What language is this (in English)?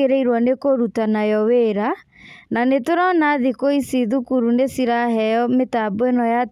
Kikuyu